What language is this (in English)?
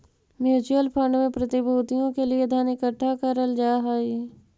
Magahi